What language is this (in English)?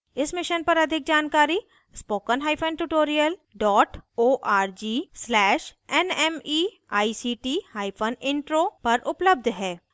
Hindi